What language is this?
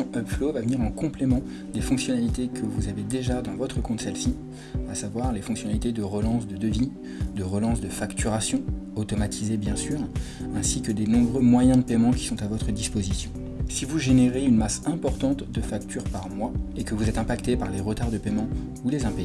French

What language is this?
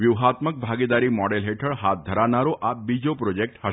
Gujarati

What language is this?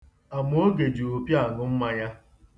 Igbo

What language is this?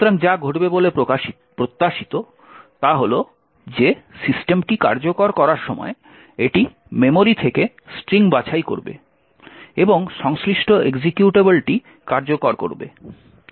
Bangla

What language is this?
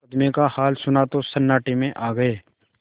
Hindi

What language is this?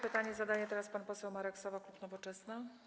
Polish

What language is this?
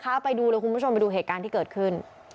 Thai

